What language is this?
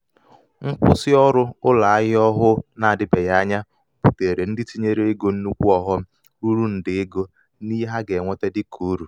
Igbo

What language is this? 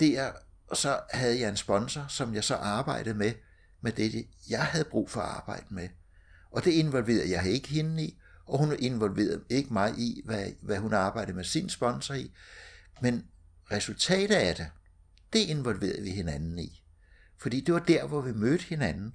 Danish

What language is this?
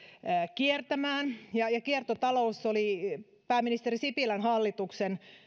Finnish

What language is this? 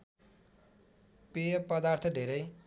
Nepali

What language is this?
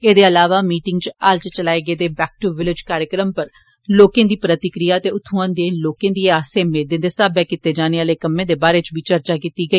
Dogri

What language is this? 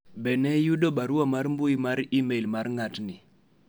Luo (Kenya and Tanzania)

